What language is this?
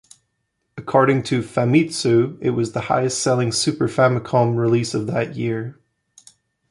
English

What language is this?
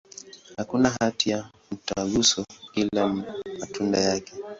Swahili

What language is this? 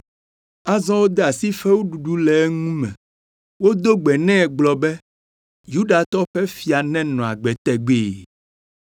Ewe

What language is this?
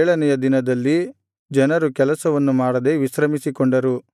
Kannada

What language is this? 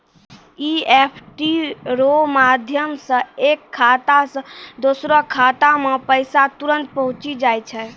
Maithili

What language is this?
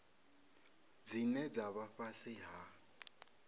Venda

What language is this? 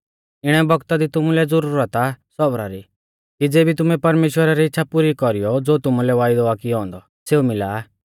Mahasu Pahari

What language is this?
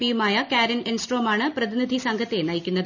Malayalam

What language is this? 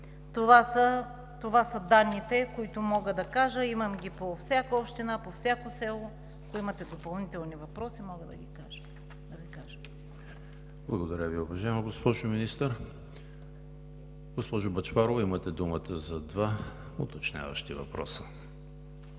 Bulgarian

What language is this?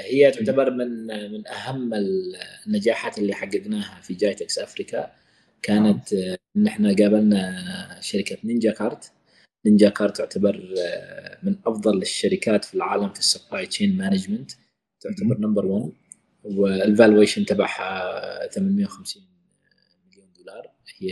Arabic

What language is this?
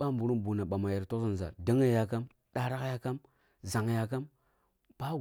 Kulung (Nigeria)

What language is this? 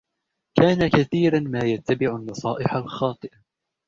Arabic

